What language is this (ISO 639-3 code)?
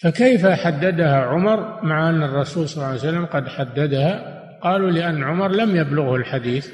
ara